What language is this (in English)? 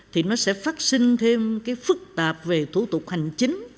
Vietnamese